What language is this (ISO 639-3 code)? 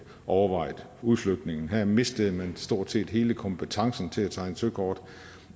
dan